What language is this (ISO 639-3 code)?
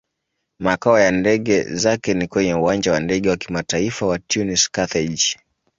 swa